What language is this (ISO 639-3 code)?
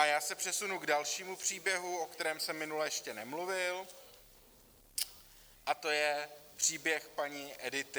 ces